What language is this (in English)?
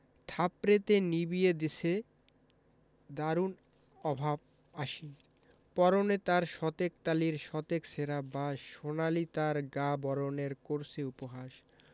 Bangla